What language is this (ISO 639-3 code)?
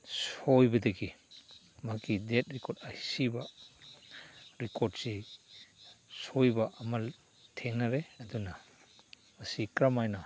mni